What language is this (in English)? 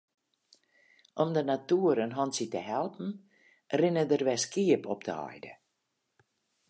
Western Frisian